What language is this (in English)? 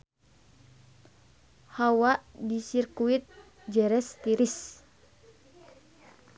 Sundanese